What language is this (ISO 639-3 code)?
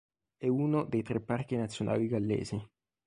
ita